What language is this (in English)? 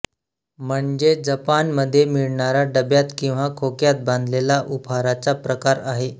Marathi